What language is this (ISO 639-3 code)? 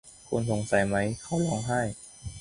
tha